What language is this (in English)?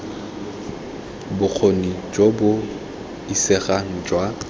Tswana